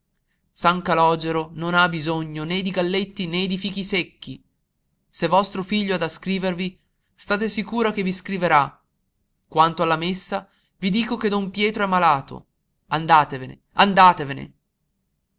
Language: Italian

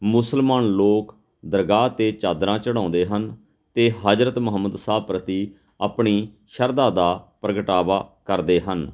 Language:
Punjabi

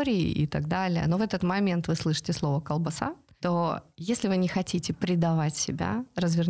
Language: Russian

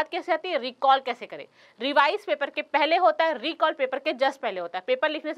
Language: Hindi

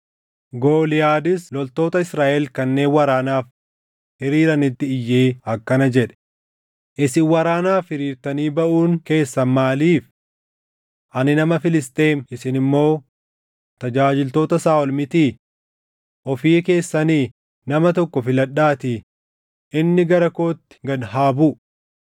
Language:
Oromo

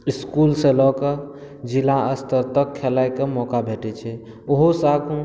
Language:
Maithili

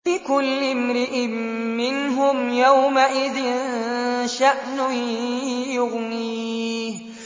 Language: Arabic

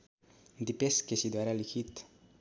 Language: Nepali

